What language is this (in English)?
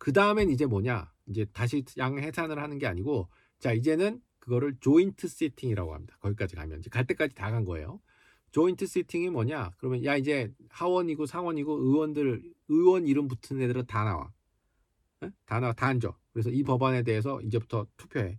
Korean